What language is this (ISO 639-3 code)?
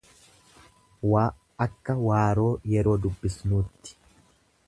orm